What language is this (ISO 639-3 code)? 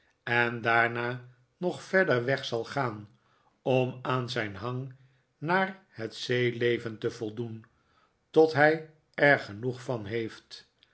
nld